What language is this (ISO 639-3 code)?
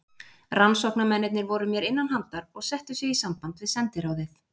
isl